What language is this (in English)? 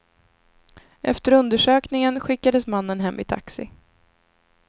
Swedish